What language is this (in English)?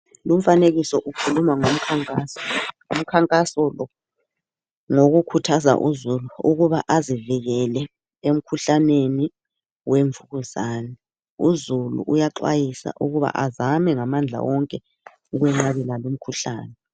North Ndebele